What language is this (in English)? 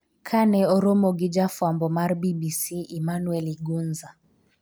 Luo (Kenya and Tanzania)